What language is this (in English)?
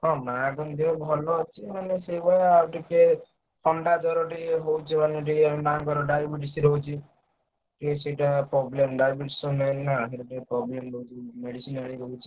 Odia